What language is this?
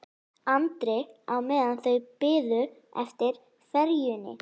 Icelandic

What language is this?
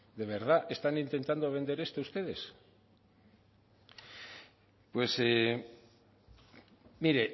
Spanish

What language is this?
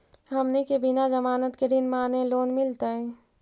Magahi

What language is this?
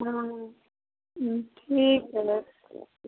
Maithili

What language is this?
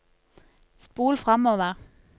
Norwegian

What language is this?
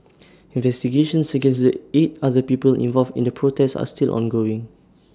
English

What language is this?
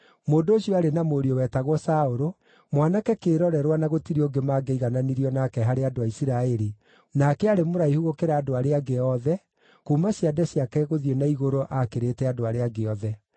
Kikuyu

